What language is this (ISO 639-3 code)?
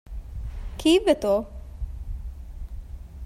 div